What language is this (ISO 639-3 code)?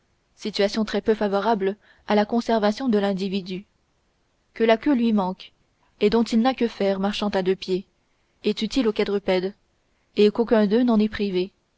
fra